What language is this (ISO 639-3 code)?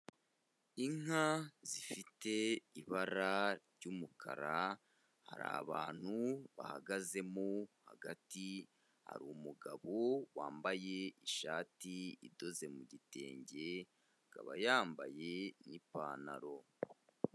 kin